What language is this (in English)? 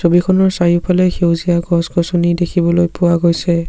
Assamese